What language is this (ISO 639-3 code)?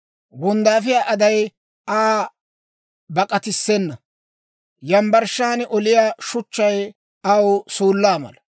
dwr